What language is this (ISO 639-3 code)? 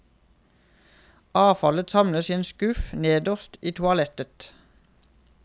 nor